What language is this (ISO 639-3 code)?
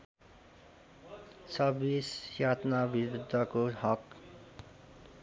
nep